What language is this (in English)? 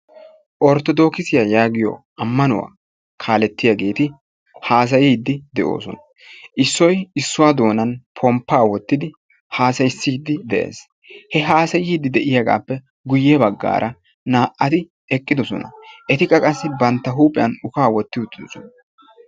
Wolaytta